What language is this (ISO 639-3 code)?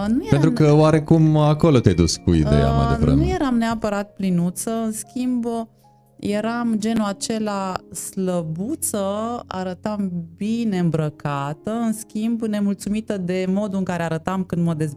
ron